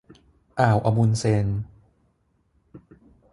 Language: Thai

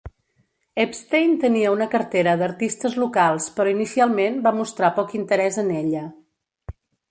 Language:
Catalan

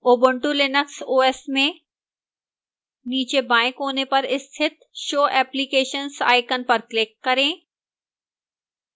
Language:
Hindi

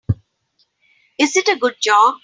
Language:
English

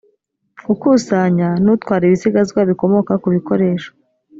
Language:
Kinyarwanda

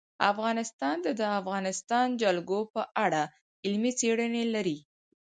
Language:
Pashto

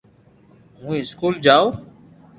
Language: Loarki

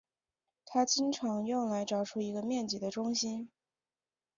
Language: Chinese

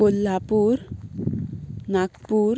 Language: Konkani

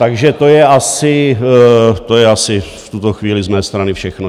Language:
Czech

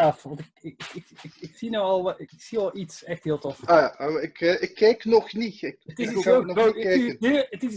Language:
Dutch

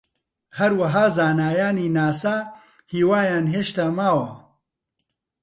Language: Central Kurdish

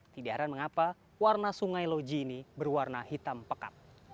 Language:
Indonesian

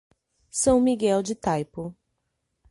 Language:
Portuguese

